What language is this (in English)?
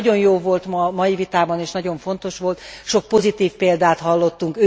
Hungarian